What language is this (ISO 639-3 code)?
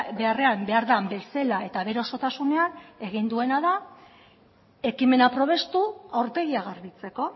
eus